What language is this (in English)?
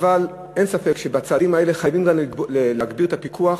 Hebrew